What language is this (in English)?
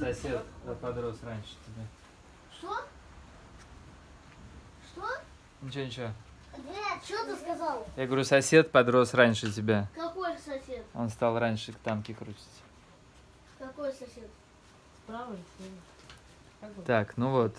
Russian